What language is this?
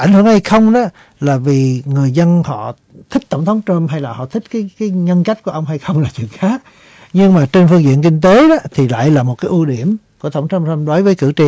Vietnamese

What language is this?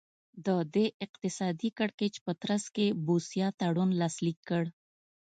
Pashto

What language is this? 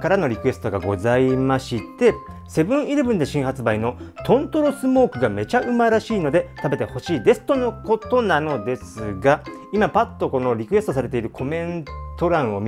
Japanese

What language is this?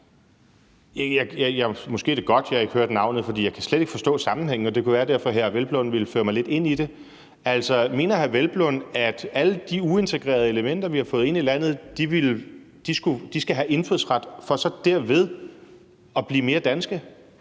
Danish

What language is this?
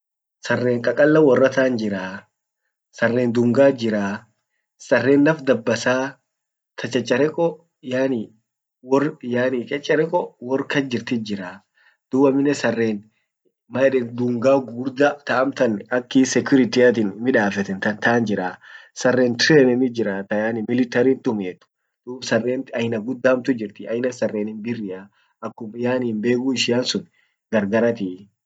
Orma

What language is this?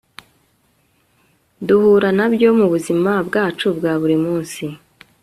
Kinyarwanda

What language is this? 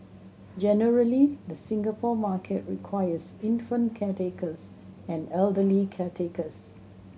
English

